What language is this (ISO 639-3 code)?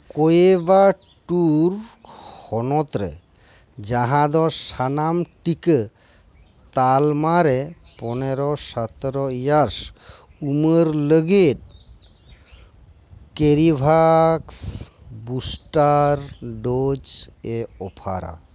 sat